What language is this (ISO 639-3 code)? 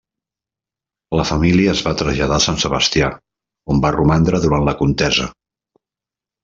cat